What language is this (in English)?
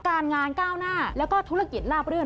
Thai